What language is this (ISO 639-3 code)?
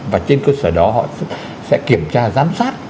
vie